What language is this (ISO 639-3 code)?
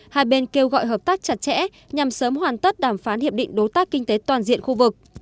vie